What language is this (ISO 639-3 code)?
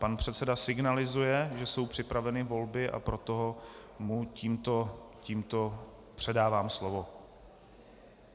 ces